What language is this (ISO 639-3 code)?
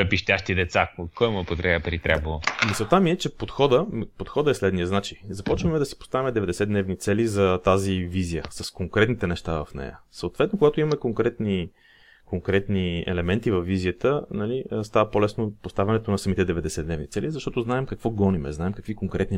bul